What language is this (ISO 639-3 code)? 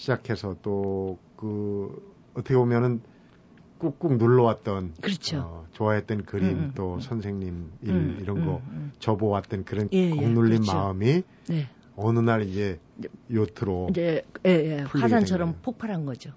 kor